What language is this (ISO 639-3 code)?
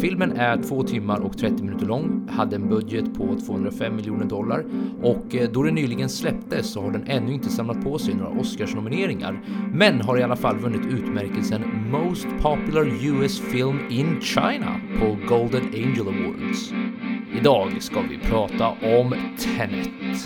swe